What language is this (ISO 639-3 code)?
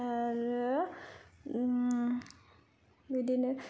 brx